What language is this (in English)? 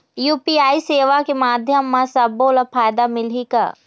Chhattisgarhi